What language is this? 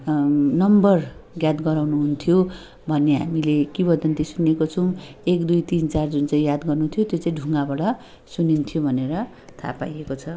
Nepali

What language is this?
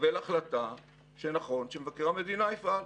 Hebrew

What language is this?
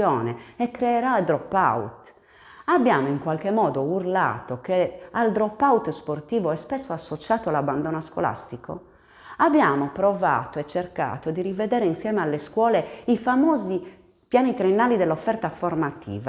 Italian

